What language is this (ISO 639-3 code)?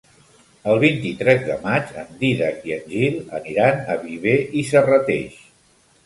cat